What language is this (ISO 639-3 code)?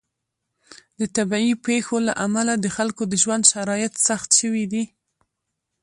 pus